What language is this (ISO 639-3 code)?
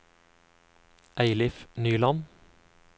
nor